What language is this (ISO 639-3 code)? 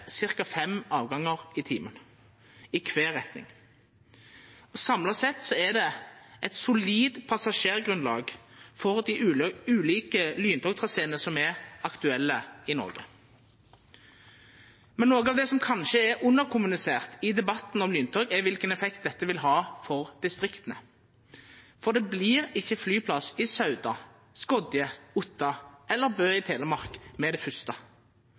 nno